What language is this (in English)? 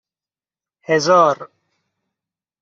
Persian